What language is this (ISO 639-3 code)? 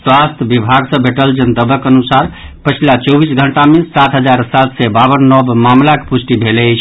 mai